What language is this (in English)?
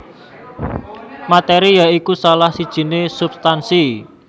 Javanese